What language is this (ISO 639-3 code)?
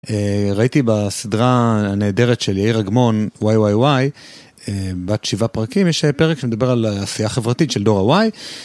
heb